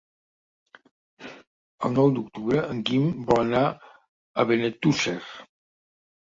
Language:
Catalan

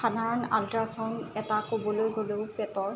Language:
Assamese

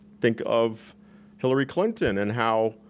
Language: English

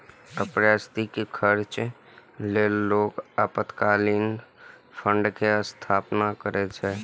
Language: Maithili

